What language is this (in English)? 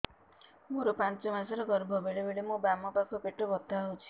Odia